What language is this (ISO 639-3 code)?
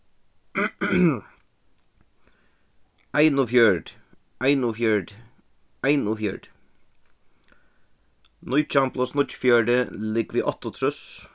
fao